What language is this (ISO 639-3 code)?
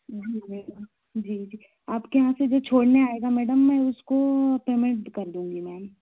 hin